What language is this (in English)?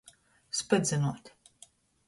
Latgalian